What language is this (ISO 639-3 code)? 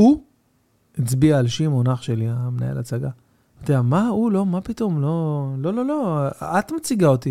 heb